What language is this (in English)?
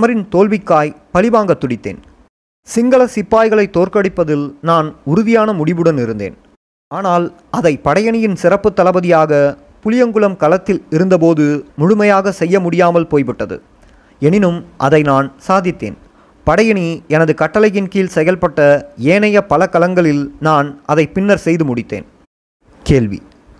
Tamil